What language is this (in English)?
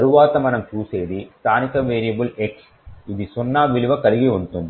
Telugu